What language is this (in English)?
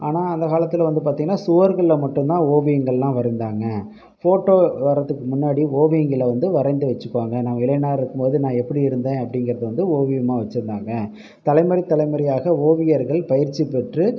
Tamil